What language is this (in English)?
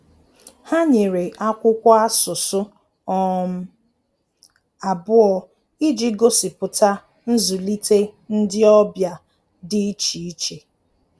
Igbo